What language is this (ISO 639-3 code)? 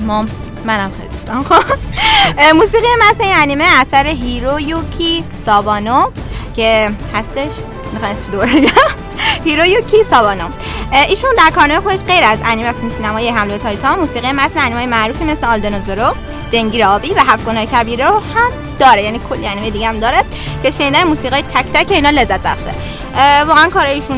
fas